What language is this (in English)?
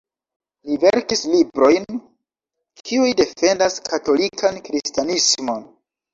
Esperanto